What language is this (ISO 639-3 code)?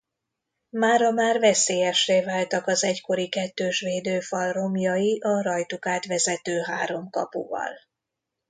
hun